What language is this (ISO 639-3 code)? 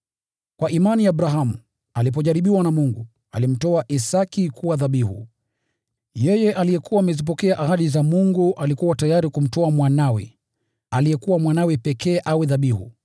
swa